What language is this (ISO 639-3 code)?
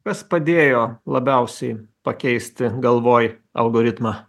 lit